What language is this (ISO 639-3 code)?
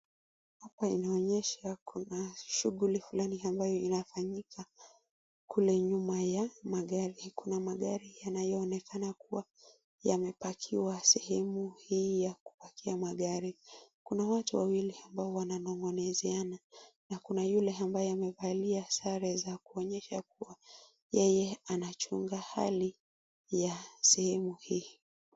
swa